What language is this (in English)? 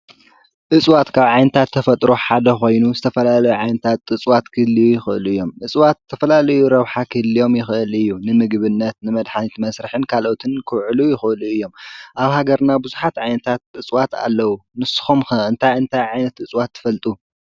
Tigrinya